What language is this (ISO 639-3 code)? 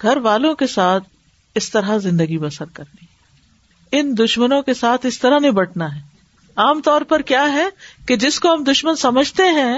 urd